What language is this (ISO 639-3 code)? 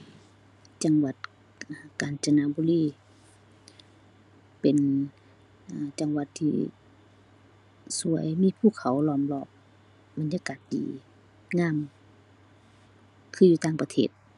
tha